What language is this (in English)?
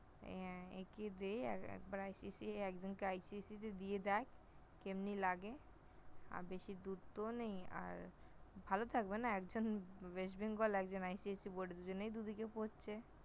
Bangla